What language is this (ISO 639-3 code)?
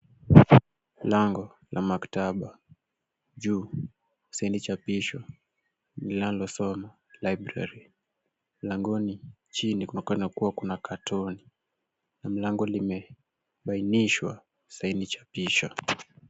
swa